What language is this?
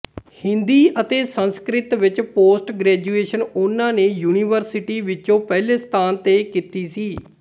Punjabi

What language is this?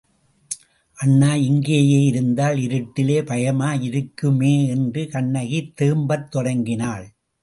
Tamil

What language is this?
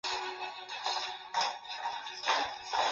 Chinese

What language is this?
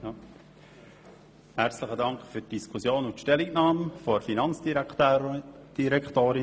Swiss German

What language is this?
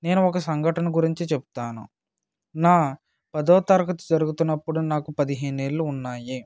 Telugu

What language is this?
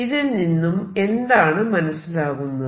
Malayalam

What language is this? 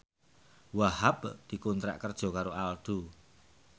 Javanese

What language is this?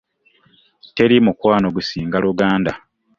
Ganda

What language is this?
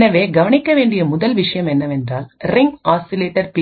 Tamil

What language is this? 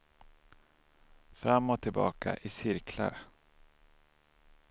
Swedish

